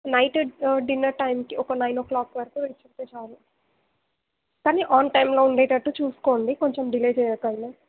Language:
Telugu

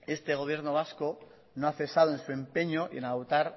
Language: Spanish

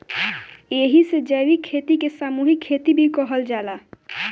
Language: Bhojpuri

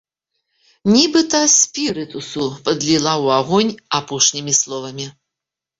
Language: Belarusian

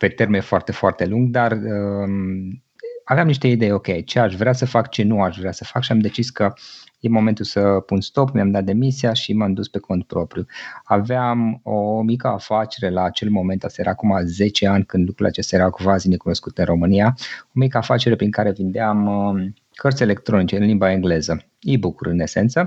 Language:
Romanian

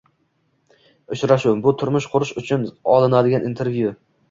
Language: Uzbek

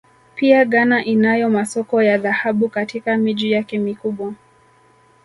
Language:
Swahili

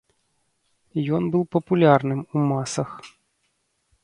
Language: Belarusian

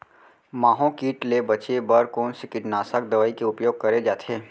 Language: Chhattisgarhi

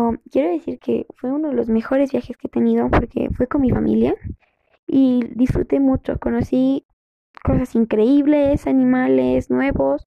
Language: Spanish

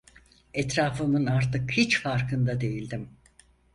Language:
Turkish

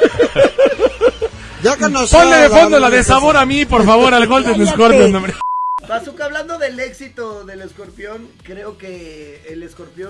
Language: Spanish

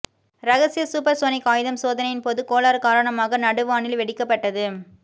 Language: Tamil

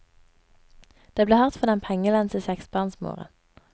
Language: Norwegian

